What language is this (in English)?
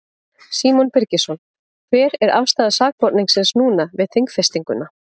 Icelandic